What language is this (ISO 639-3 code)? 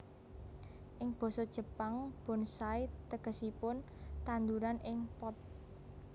jav